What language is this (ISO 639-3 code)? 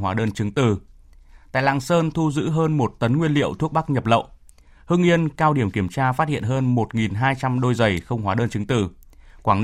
vie